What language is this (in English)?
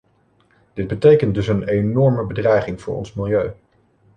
Dutch